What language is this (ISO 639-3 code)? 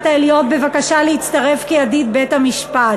heb